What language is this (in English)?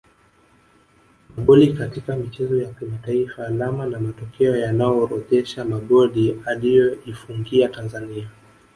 Swahili